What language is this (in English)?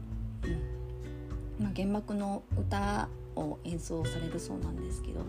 Japanese